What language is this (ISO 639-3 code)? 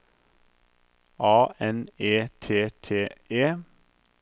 nor